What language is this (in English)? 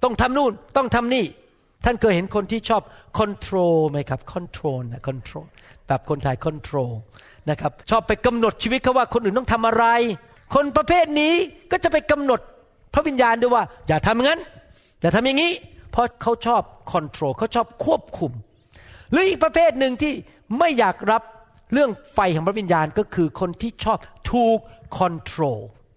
Thai